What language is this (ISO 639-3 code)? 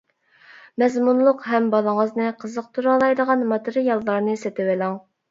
uig